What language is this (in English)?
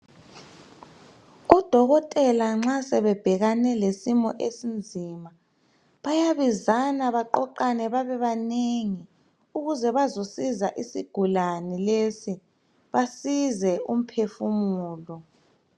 North Ndebele